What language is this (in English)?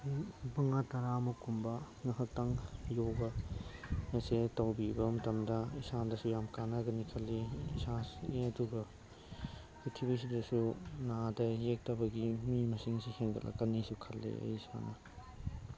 Manipuri